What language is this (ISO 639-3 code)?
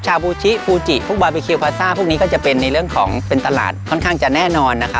tha